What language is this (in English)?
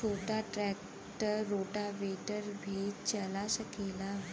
Bhojpuri